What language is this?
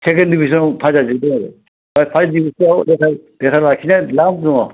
Bodo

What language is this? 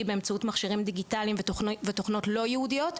Hebrew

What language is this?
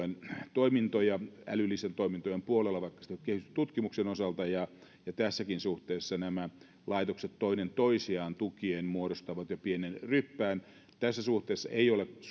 Finnish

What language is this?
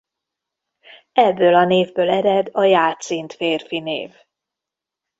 Hungarian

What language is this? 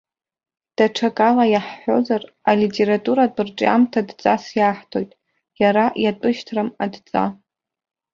Abkhazian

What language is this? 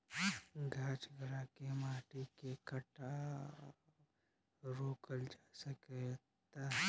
Bhojpuri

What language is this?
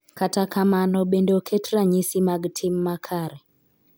Luo (Kenya and Tanzania)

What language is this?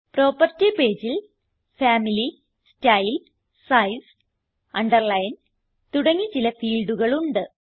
Malayalam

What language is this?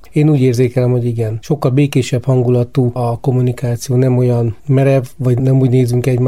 Hungarian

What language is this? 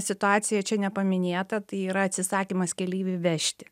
Lithuanian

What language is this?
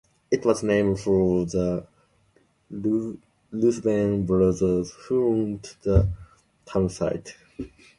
English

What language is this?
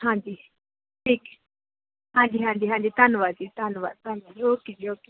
Punjabi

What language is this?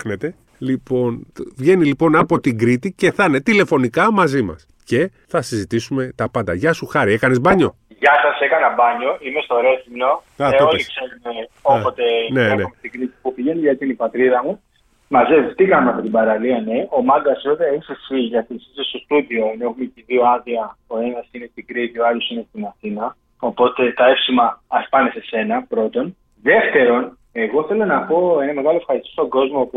Greek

